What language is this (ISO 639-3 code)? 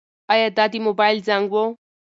pus